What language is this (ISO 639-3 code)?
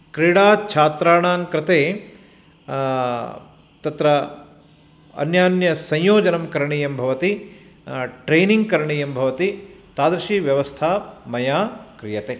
san